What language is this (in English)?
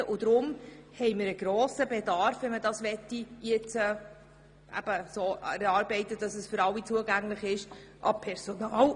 Swiss German